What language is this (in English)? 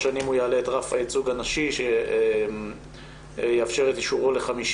Hebrew